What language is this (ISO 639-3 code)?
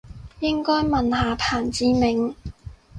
yue